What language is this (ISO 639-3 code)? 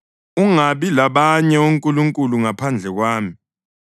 nde